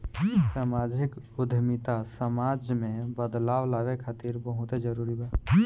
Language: Bhojpuri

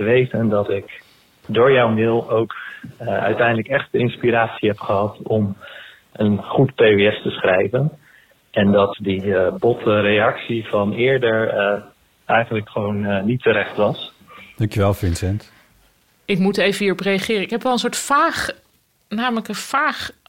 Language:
Dutch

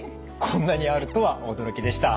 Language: Japanese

